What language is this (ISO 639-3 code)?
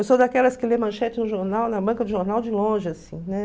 por